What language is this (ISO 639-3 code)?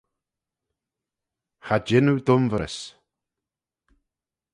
glv